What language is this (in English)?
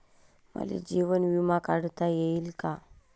Marathi